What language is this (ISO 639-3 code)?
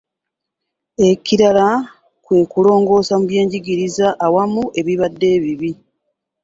lug